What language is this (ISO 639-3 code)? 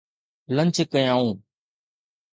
snd